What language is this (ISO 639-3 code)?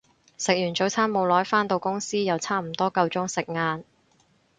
yue